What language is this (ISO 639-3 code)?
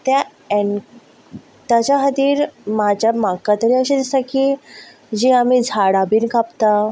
kok